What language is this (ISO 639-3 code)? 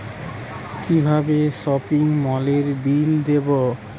ben